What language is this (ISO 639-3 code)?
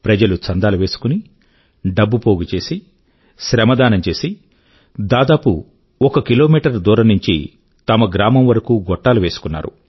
tel